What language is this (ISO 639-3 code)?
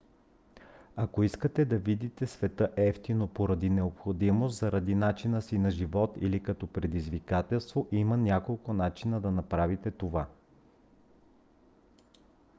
bul